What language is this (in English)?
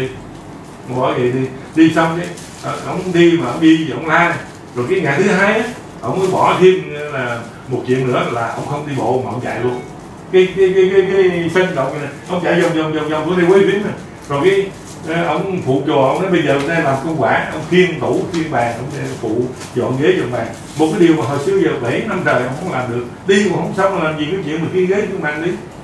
Vietnamese